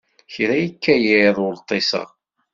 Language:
Kabyle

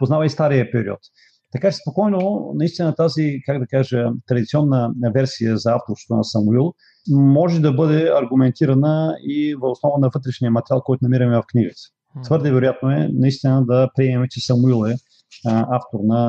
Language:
Bulgarian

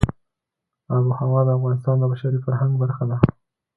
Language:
Pashto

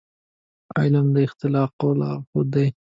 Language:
Pashto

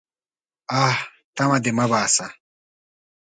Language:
Pashto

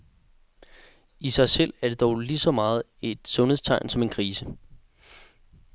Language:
Danish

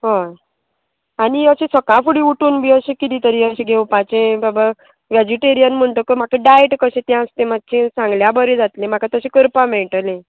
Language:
Konkani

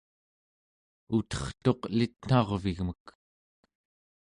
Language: Central Yupik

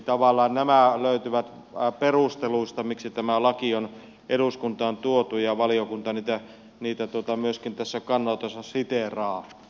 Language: Finnish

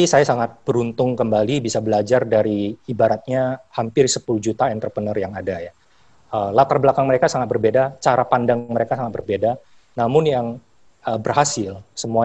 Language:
Indonesian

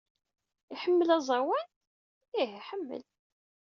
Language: Kabyle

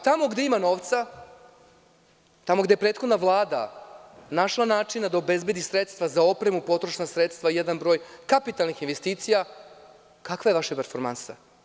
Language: Serbian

